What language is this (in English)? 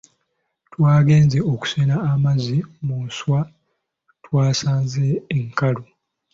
Ganda